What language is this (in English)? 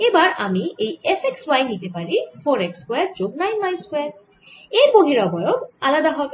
Bangla